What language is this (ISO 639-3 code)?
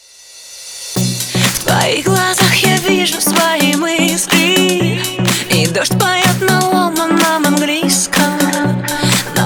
ukr